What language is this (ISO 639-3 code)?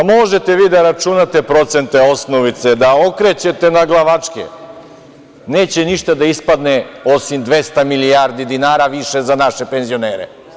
srp